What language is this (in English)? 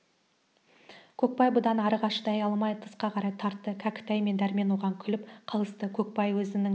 Kazakh